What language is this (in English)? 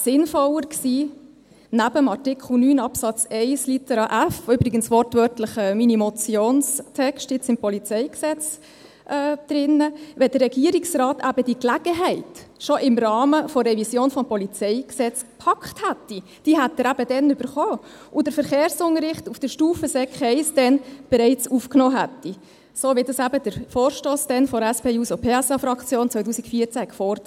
Swiss German